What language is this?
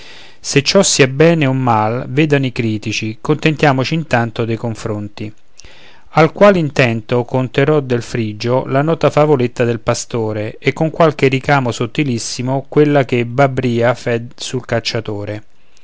Italian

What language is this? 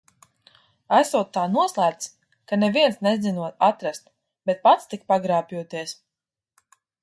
Latvian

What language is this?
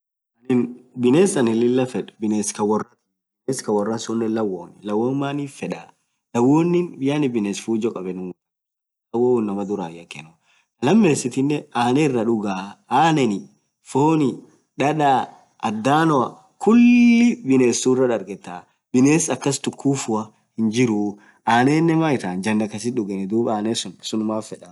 Orma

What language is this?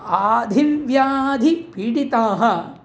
Sanskrit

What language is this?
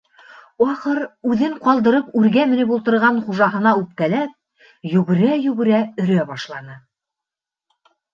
Bashkir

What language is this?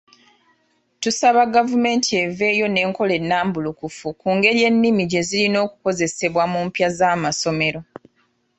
Ganda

